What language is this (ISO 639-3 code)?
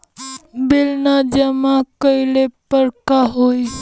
bho